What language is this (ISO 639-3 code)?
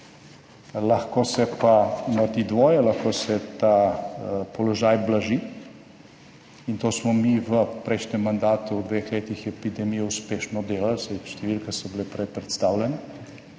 slv